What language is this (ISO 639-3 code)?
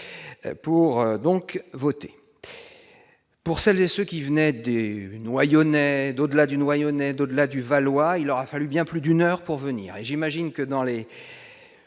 fra